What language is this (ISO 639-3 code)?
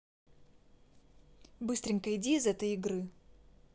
rus